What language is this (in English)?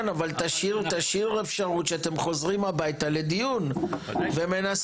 Hebrew